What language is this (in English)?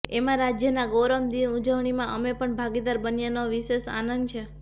Gujarati